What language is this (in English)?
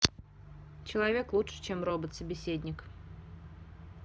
Russian